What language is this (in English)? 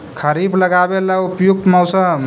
Magahi